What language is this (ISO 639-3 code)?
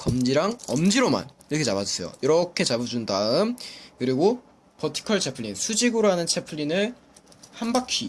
kor